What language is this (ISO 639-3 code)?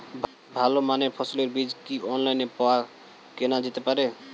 ben